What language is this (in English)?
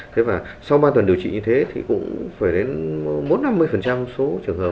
Vietnamese